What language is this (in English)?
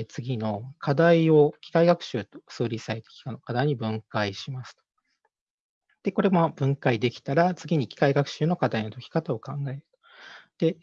Japanese